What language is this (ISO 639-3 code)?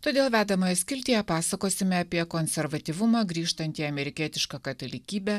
lit